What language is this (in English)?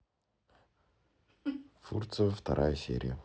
Russian